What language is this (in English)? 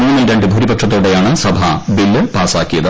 Malayalam